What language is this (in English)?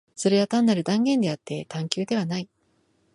Japanese